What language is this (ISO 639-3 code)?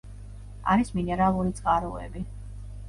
kat